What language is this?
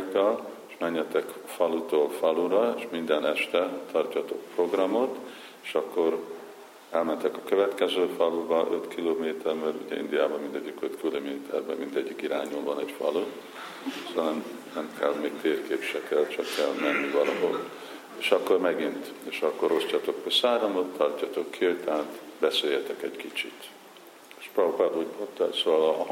Hungarian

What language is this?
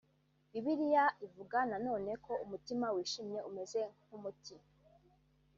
Kinyarwanda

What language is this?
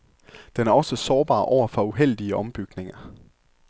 Danish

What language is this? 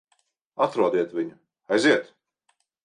Latvian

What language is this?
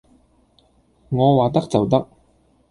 Cantonese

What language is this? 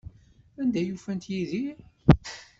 Kabyle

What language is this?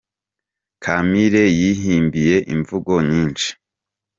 Kinyarwanda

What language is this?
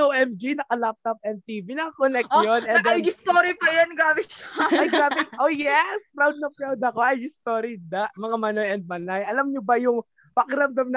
Filipino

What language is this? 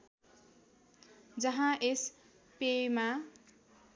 Nepali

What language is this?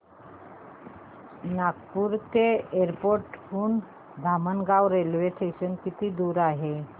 Marathi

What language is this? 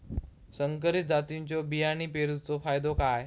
Marathi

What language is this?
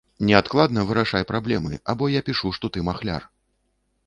Belarusian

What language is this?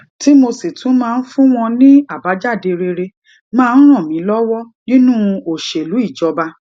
Yoruba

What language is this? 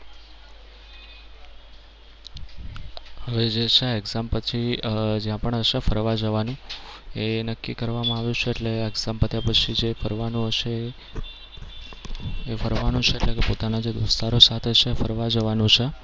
Gujarati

